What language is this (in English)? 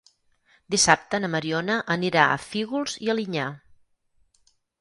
Catalan